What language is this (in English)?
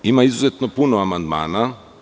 Serbian